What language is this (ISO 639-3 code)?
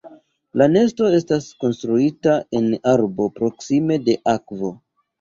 epo